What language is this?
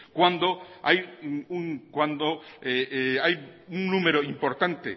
Spanish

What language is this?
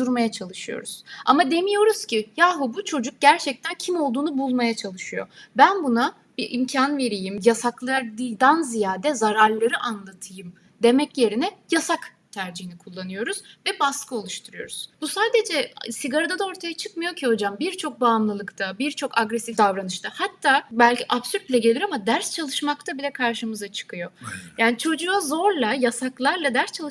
Turkish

